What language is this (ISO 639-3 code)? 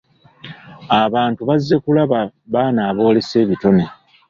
lug